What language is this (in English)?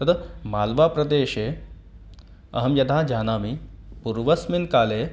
Sanskrit